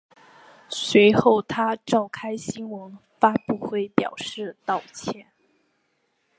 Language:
Chinese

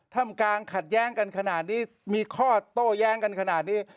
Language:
Thai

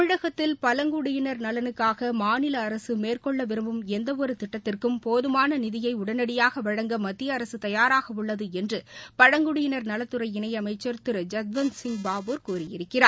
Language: Tamil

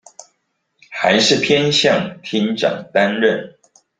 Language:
Chinese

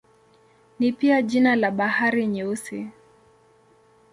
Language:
Swahili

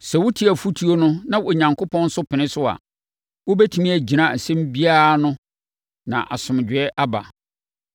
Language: Akan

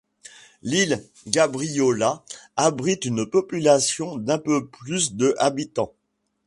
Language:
French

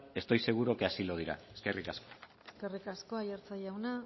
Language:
Basque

